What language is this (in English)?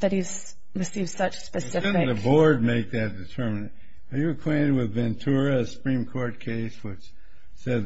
English